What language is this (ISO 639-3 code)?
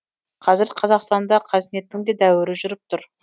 kaz